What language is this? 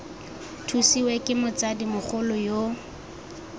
Tswana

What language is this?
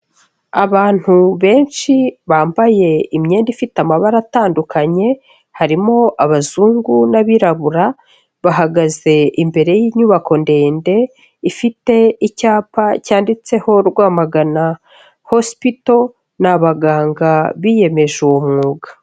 Kinyarwanda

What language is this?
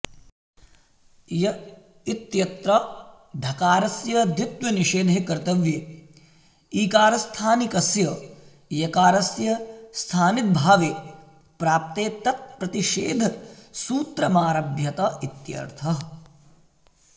Sanskrit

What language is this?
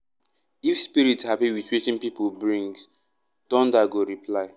Nigerian Pidgin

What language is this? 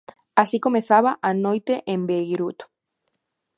Galician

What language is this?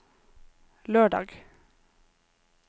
Norwegian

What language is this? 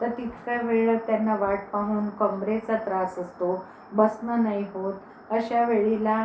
Marathi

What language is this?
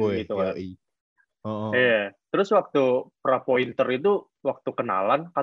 Indonesian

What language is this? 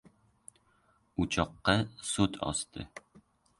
Uzbek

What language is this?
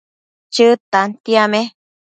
Matsés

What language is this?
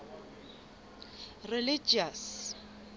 Southern Sotho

